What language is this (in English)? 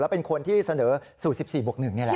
Thai